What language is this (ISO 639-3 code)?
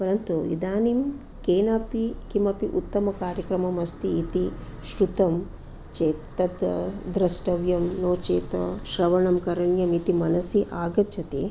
san